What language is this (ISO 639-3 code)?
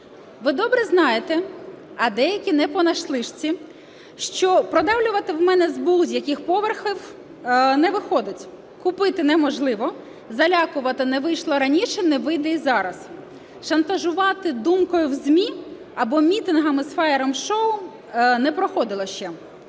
ukr